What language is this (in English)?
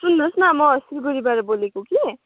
Nepali